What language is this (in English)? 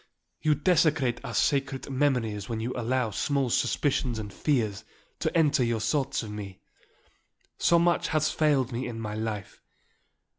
English